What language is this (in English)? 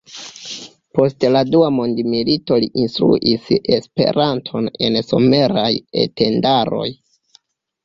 Esperanto